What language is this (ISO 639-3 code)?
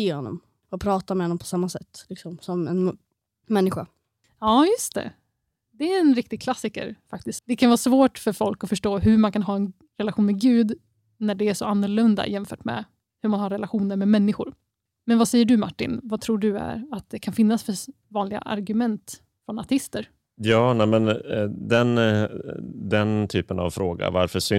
swe